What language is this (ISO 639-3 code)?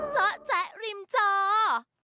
tha